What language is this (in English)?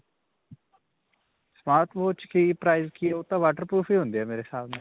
Punjabi